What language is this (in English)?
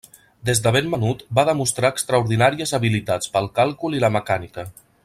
Catalan